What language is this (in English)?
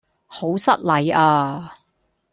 Cantonese